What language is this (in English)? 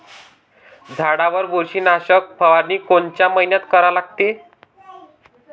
Marathi